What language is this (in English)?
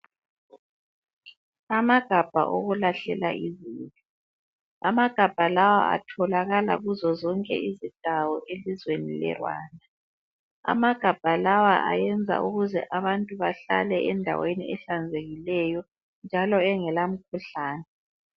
North Ndebele